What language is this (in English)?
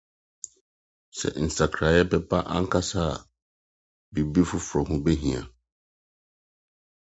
Akan